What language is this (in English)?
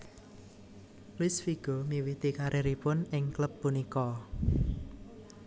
Javanese